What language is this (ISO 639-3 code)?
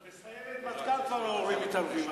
heb